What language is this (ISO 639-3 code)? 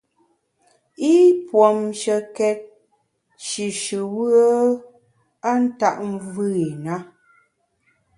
bax